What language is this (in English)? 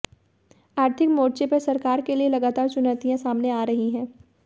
Hindi